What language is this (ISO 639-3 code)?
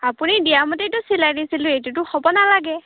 asm